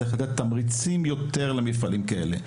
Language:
Hebrew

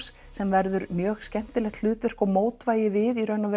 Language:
Icelandic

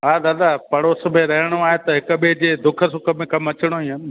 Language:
Sindhi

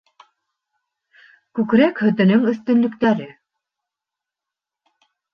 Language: Bashkir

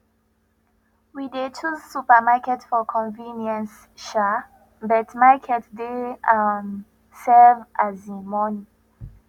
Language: Nigerian Pidgin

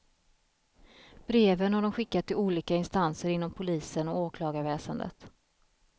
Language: Swedish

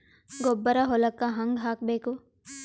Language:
Kannada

